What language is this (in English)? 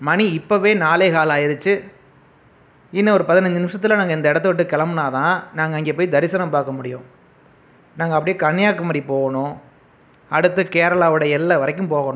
Tamil